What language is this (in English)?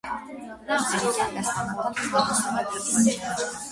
Armenian